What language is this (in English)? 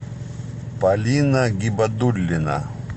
Russian